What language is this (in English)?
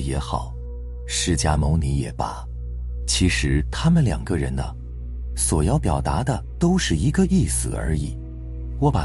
Chinese